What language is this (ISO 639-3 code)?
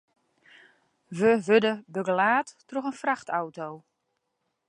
fry